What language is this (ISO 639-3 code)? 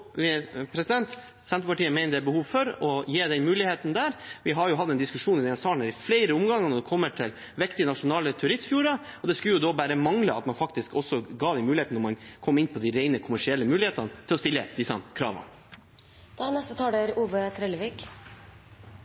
nor